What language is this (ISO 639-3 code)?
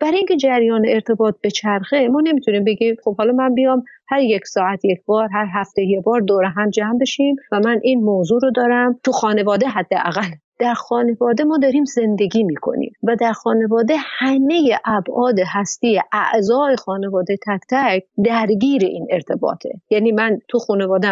fas